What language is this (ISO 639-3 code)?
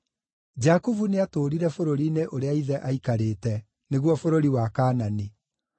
kik